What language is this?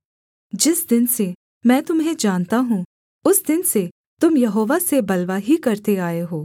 Hindi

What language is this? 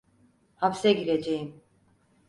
Turkish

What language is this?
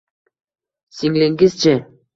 Uzbek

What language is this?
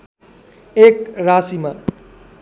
Nepali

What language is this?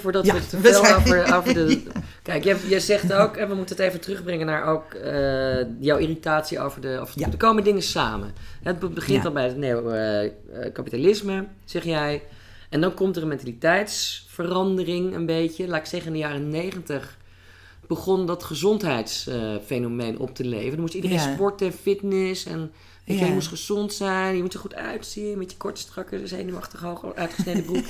Dutch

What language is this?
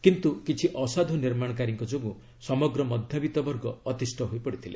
Odia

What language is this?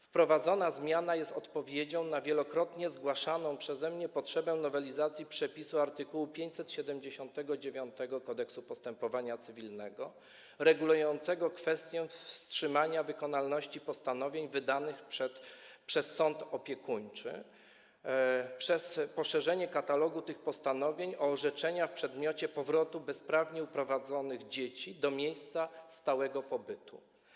Polish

